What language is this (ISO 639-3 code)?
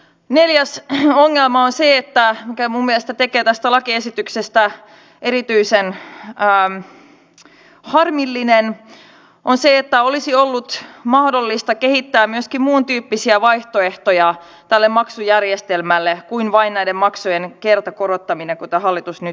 fin